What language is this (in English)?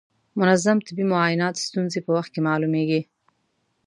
Pashto